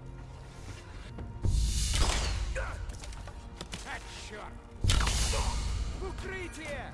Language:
Russian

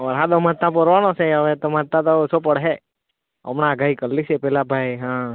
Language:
Gujarati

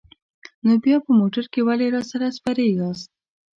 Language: Pashto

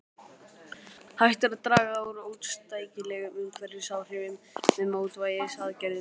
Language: Icelandic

